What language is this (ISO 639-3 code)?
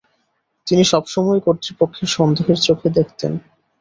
ben